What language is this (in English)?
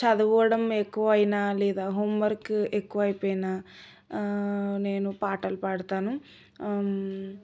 Telugu